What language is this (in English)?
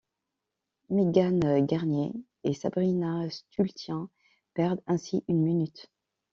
French